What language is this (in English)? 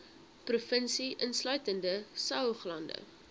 Afrikaans